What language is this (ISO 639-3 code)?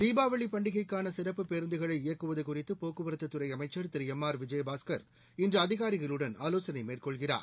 tam